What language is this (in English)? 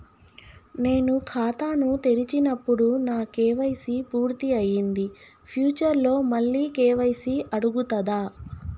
Telugu